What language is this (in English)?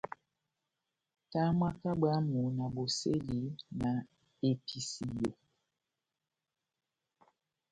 Batanga